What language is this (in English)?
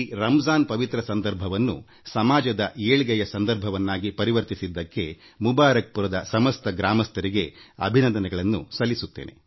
Kannada